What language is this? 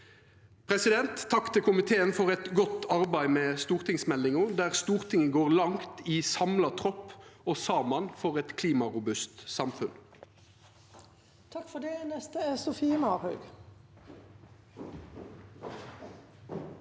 Norwegian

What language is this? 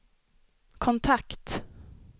Swedish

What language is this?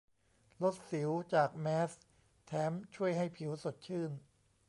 Thai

